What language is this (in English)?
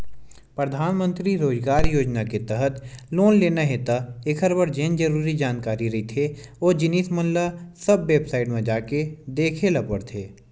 Chhattisgarhi